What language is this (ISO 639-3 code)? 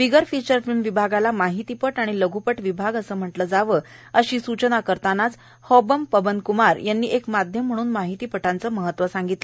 mar